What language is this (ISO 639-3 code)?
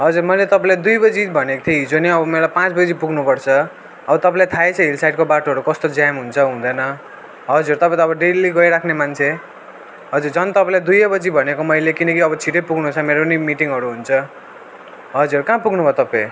nep